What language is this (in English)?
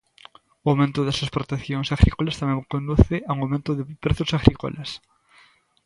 Galician